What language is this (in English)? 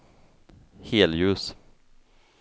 Swedish